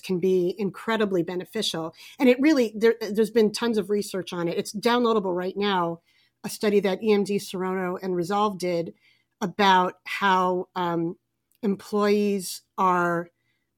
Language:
English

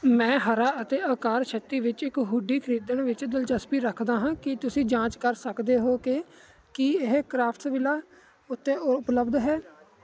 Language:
Punjabi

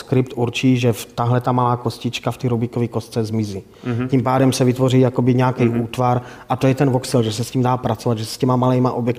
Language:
Czech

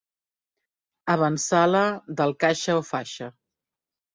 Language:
Catalan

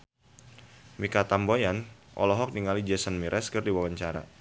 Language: Sundanese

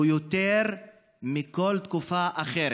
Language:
Hebrew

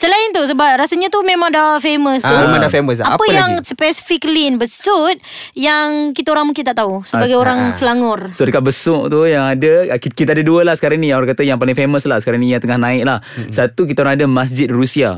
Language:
Malay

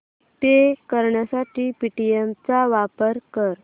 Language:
Marathi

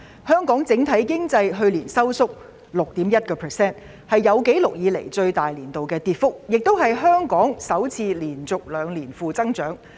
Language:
Cantonese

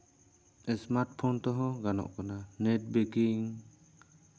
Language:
Santali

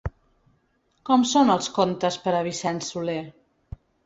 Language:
Catalan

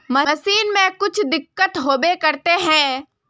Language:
Magahi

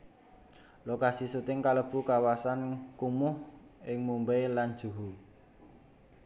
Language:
Javanese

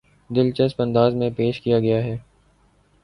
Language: Urdu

